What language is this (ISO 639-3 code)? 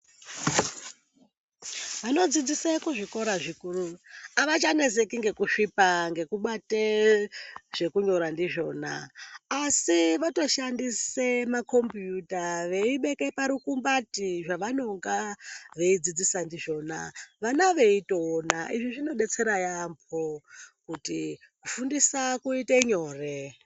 ndc